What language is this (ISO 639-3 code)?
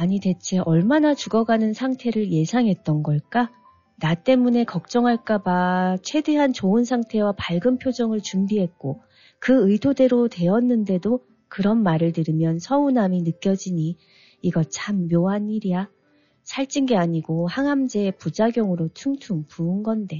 kor